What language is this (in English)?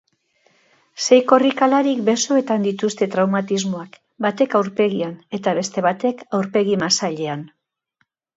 Basque